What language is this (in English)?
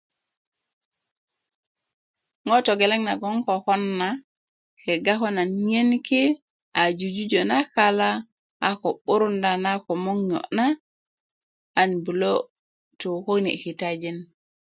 Kuku